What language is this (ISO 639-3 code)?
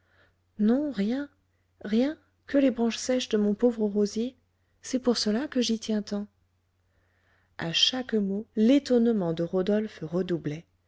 fra